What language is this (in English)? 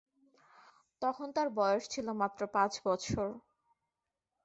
Bangla